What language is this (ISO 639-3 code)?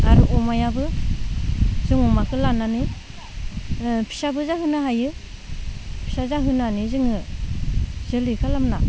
brx